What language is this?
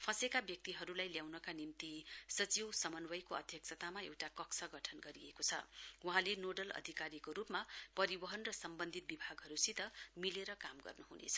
Nepali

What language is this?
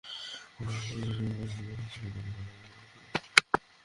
Bangla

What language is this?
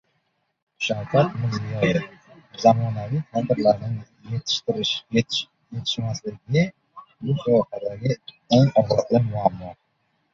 Uzbek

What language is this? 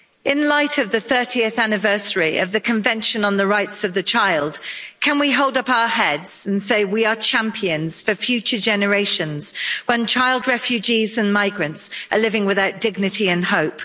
English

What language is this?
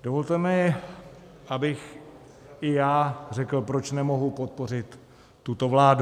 Czech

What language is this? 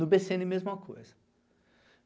Portuguese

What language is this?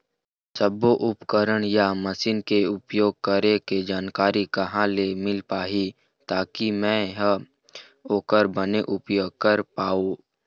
Chhattisgarhi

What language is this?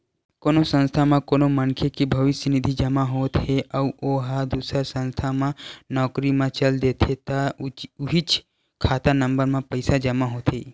Chhattisgarhi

